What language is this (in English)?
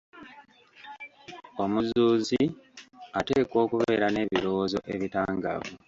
Ganda